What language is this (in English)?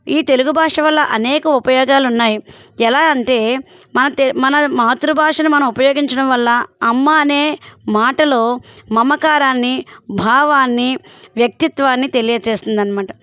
Telugu